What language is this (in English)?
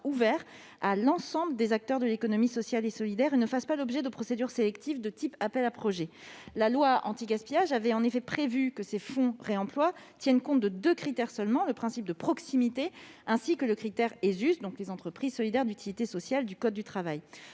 French